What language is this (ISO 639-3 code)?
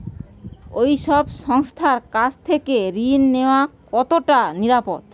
ben